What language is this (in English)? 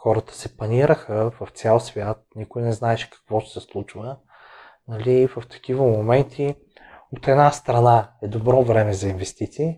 Bulgarian